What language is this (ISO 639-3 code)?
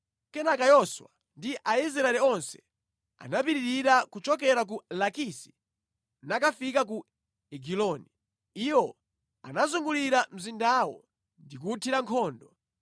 nya